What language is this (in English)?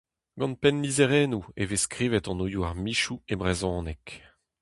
Breton